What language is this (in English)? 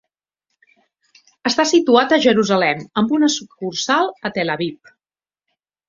Catalan